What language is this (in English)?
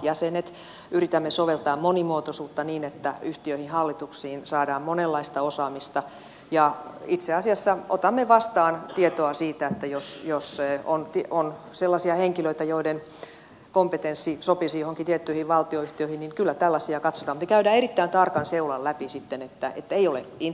Finnish